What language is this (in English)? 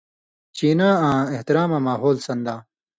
Indus Kohistani